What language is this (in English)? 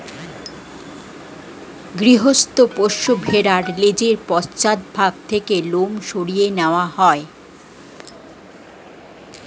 Bangla